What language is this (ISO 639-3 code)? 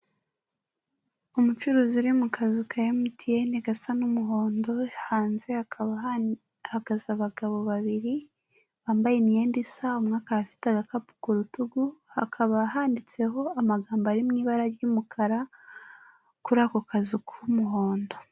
kin